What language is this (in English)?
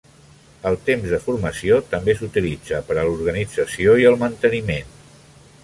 Catalan